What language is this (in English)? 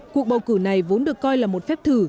Vietnamese